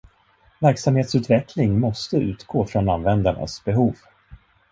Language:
Swedish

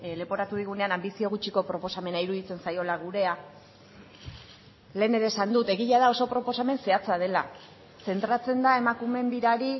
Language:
Basque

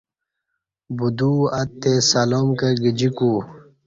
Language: Kati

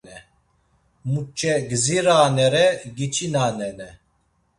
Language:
Laz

